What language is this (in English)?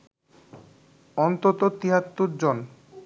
Bangla